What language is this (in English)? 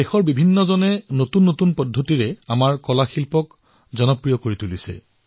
Assamese